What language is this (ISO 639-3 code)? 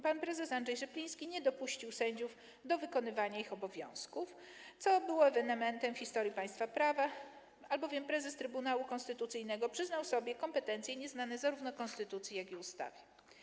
pol